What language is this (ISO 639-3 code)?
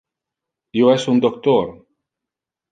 ina